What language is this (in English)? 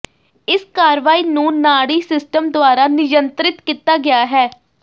Punjabi